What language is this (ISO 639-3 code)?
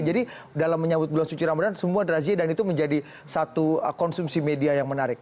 ind